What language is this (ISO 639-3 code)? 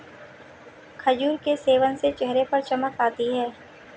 hin